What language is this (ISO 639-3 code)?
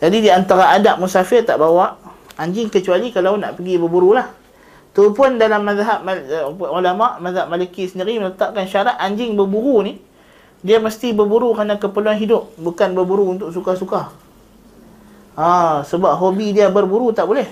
msa